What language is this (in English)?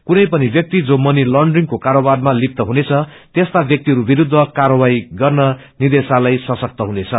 Nepali